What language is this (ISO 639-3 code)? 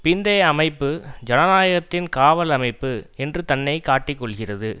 tam